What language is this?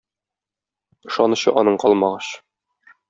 Tatar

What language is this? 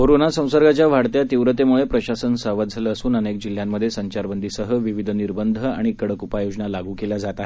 Marathi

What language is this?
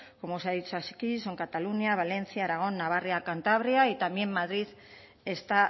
Spanish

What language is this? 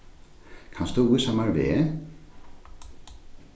Faroese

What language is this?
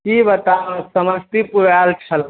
Maithili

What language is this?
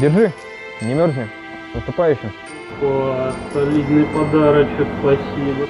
Russian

